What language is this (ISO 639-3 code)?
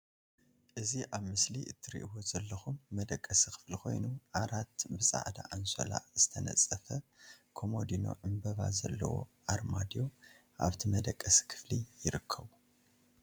tir